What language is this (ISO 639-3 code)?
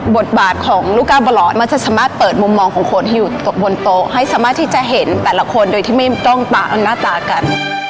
tha